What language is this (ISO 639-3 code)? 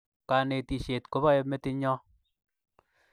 kln